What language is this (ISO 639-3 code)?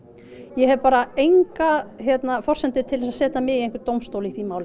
isl